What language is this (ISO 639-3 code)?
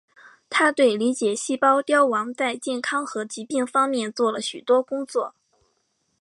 zho